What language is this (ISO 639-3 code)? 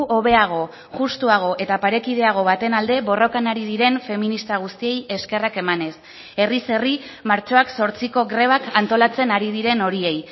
eus